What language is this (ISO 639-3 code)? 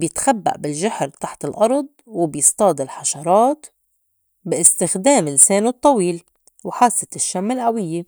apc